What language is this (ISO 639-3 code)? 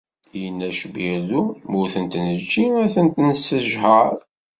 kab